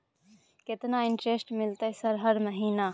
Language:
Maithili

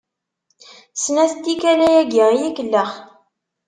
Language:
Kabyle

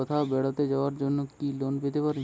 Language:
Bangla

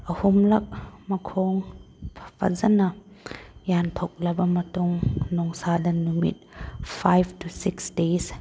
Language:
Manipuri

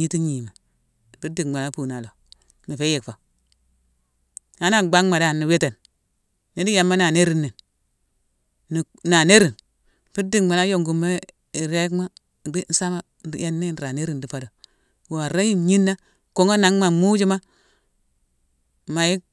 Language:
Mansoanka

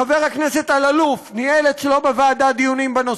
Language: Hebrew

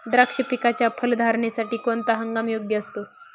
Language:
Marathi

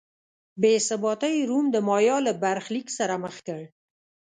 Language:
Pashto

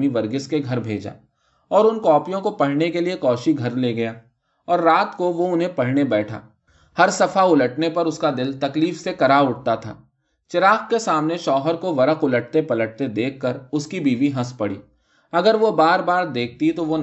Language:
Urdu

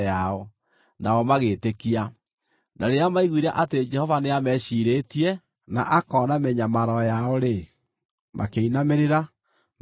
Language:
Kikuyu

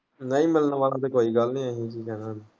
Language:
Punjabi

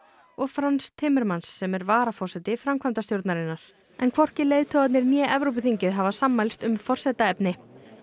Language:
Icelandic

